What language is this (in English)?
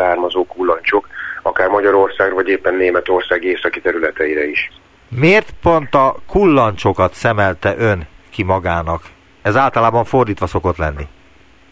Hungarian